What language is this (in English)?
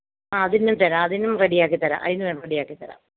Malayalam